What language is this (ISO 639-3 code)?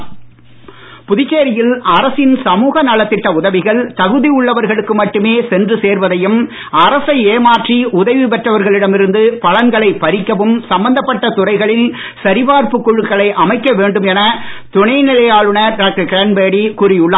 tam